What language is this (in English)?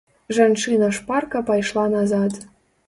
Belarusian